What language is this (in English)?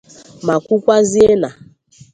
Igbo